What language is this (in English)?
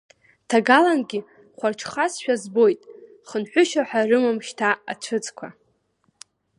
Abkhazian